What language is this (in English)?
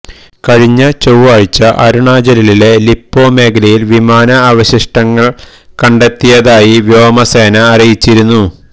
Malayalam